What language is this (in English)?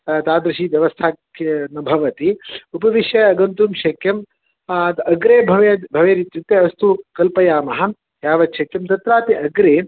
Sanskrit